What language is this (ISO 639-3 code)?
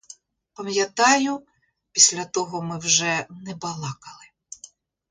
ukr